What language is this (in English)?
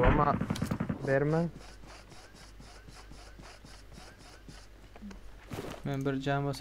Turkish